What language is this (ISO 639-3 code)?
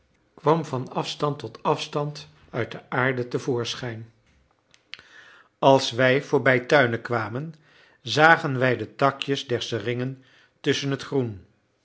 nld